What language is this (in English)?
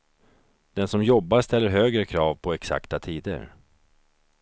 Swedish